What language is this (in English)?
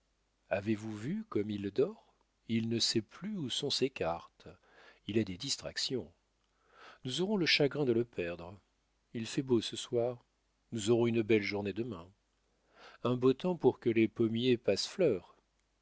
French